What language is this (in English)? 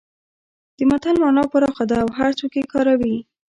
Pashto